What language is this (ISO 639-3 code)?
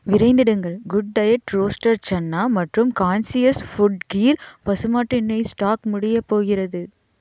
tam